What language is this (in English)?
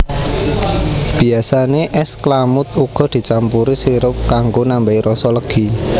Javanese